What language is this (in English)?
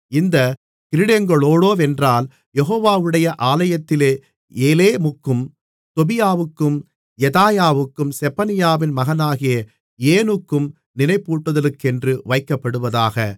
Tamil